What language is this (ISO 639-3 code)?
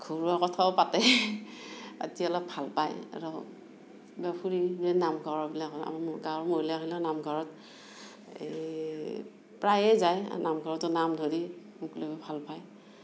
asm